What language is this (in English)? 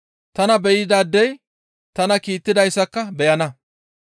Gamo